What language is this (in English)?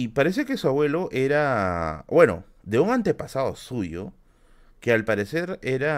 Spanish